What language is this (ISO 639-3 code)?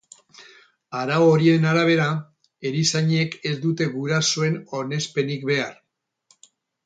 eus